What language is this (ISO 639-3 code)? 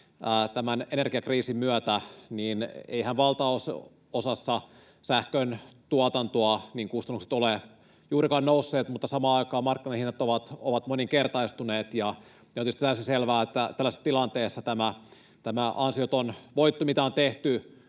fin